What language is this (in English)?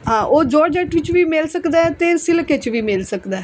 Punjabi